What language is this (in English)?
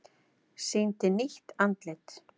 Icelandic